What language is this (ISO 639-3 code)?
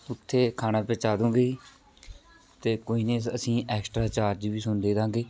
pan